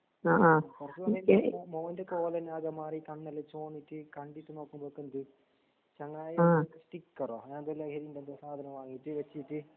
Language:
Malayalam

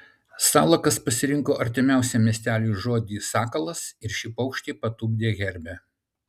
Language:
Lithuanian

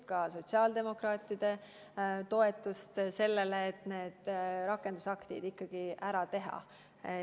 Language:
Estonian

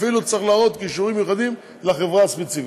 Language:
Hebrew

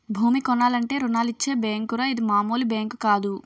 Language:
Telugu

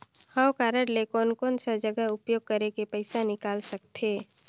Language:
Chhattisgarhi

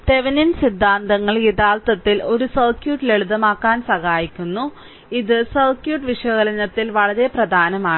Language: Malayalam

